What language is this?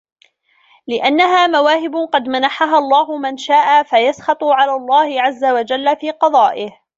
Arabic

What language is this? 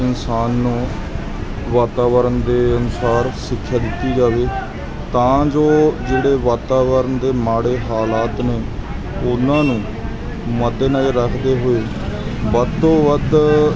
Punjabi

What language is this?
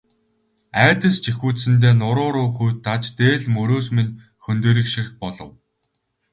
Mongolian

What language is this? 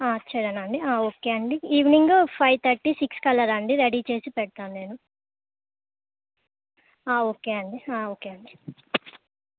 Telugu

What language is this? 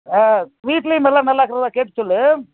Tamil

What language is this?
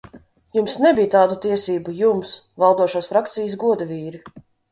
Latvian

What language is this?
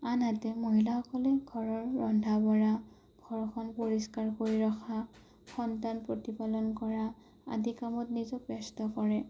Assamese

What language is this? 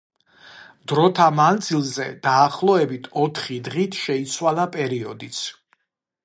Georgian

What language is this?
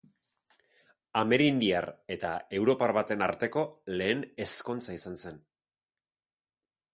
Basque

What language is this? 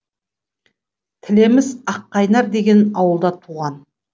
Kazakh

